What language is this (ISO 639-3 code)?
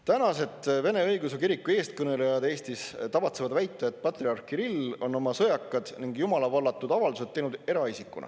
est